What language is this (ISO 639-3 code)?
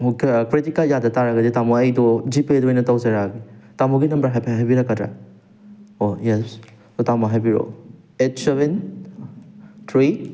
mni